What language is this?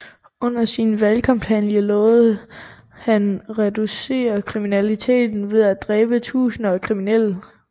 Danish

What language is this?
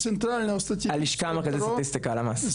Hebrew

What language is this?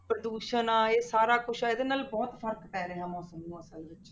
Punjabi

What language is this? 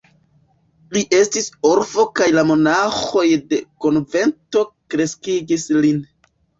Esperanto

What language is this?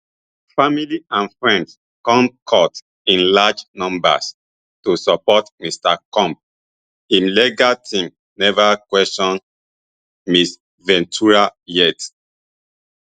Nigerian Pidgin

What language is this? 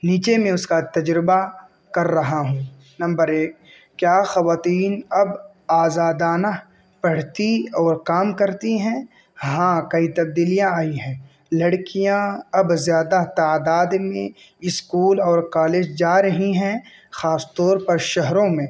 Urdu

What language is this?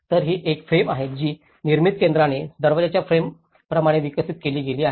Marathi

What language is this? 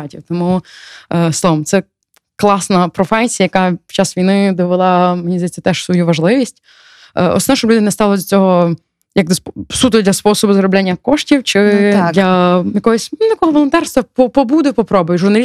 Ukrainian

